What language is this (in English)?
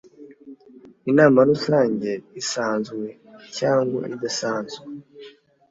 Kinyarwanda